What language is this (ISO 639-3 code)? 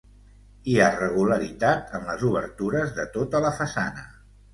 cat